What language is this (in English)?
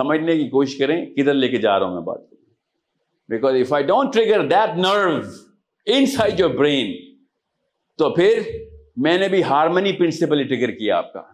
Urdu